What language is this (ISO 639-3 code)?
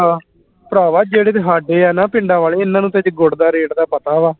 pan